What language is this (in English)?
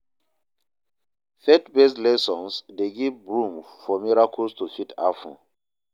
Nigerian Pidgin